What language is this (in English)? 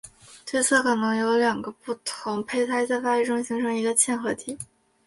Chinese